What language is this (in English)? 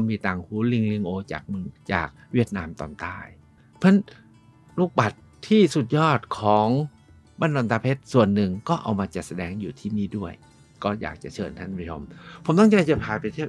Thai